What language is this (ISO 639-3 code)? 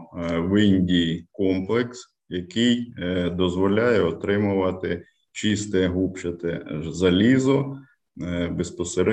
ukr